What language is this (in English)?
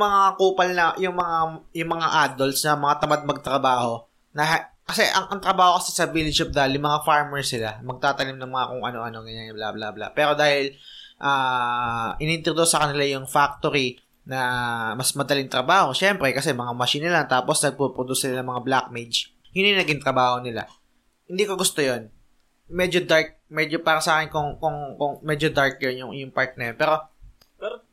Filipino